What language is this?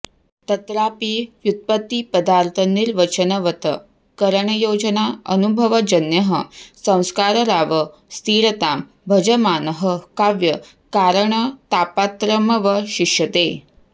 Sanskrit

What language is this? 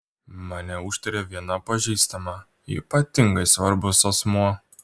Lithuanian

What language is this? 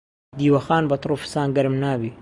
Central Kurdish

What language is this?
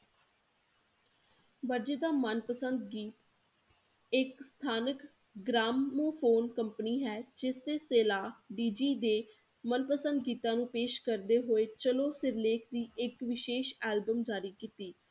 Punjabi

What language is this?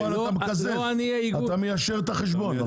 Hebrew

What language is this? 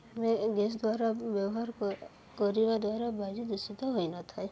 Odia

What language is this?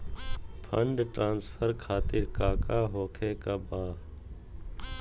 Magahi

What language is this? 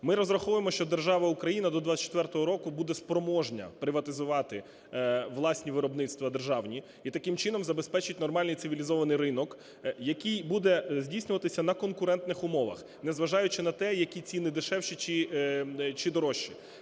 Ukrainian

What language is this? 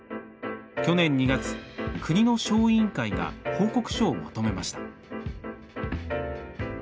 Japanese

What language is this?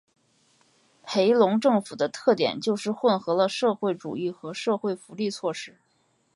Chinese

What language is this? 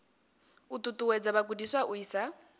Venda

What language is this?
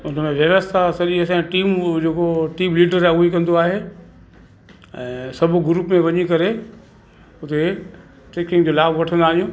Sindhi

